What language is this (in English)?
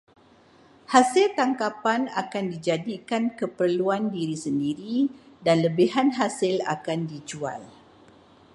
Malay